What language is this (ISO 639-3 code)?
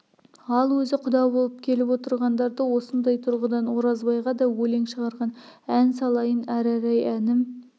kaz